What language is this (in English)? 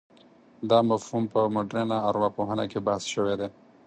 Pashto